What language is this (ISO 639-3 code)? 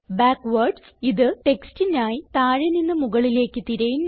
mal